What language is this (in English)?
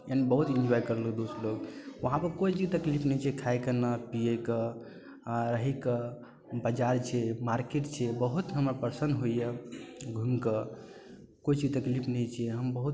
Maithili